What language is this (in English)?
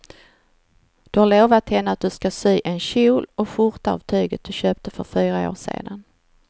Swedish